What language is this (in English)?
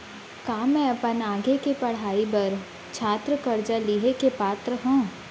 Chhattisgarhi